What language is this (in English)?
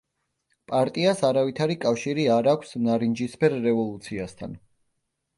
Georgian